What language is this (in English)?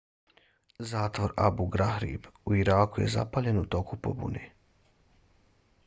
Bosnian